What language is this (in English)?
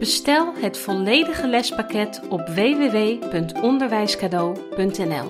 Dutch